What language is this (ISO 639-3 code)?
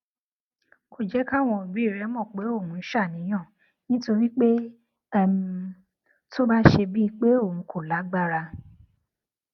yor